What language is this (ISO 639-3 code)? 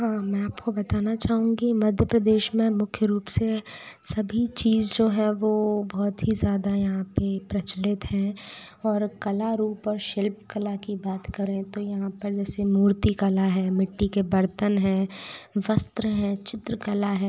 hin